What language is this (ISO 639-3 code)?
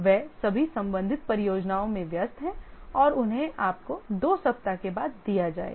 hin